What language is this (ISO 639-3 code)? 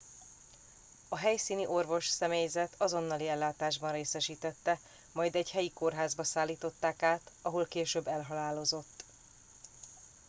hun